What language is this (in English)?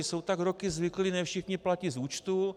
Czech